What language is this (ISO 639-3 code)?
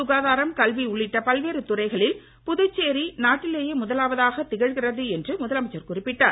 tam